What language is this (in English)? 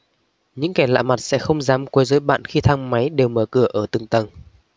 Vietnamese